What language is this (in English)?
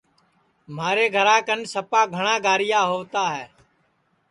Sansi